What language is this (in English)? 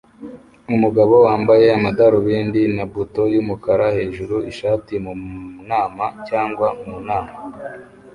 Kinyarwanda